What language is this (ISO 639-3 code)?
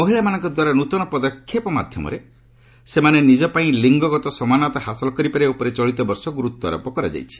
ori